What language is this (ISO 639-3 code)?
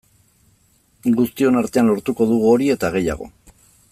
eus